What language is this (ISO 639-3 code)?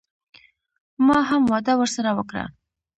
pus